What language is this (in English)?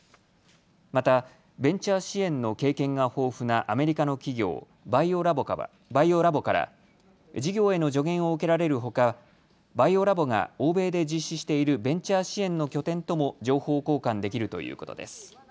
Japanese